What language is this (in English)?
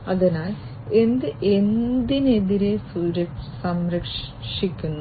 Malayalam